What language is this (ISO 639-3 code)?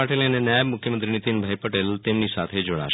guj